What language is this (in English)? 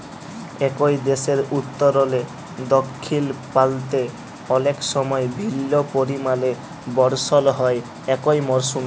Bangla